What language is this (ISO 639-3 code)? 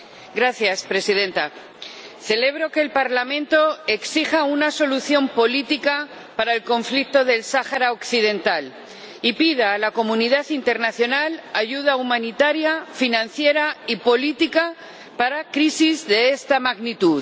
spa